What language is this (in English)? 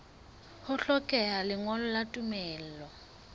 Southern Sotho